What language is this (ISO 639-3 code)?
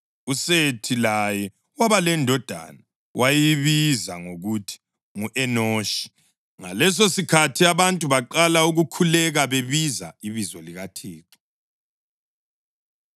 nde